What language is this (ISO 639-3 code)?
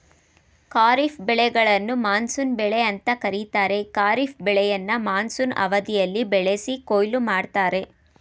kan